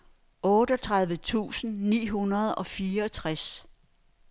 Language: Danish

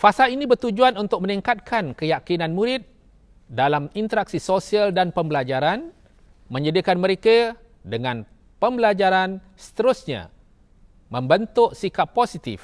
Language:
Malay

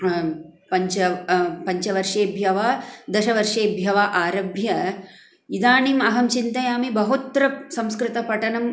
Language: Sanskrit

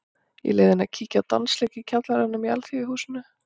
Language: Icelandic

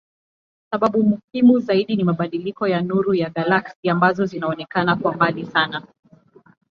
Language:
Swahili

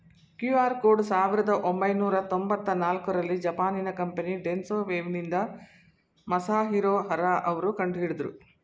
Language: Kannada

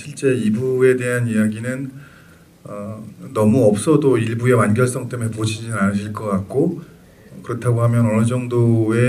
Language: Korean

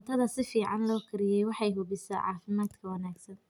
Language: Somali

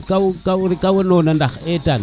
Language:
Serer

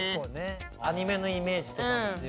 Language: Japanese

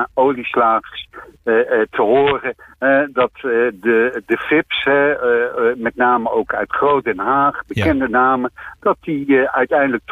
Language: Dutch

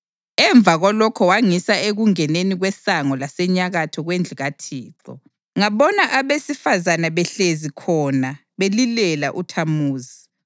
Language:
North Ndebele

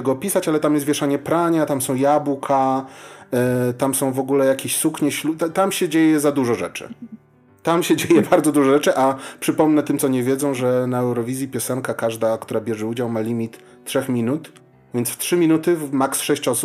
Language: Polish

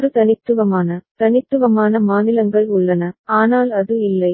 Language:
Tamil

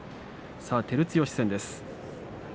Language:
Japanese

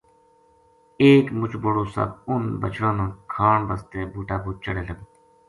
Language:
Gujari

